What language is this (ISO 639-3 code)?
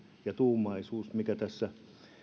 fin